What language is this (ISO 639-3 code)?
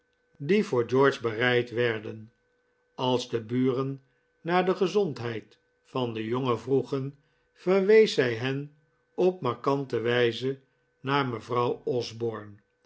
nld